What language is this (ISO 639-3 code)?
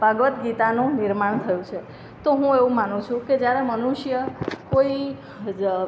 guj